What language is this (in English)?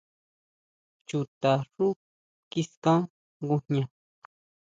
Huautla Mazatec